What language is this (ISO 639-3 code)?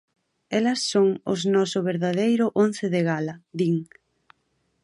glg